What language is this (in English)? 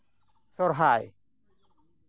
Santali